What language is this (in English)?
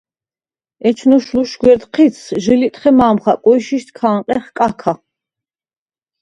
Svan